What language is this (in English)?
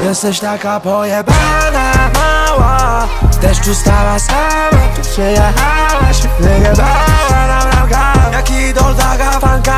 Polish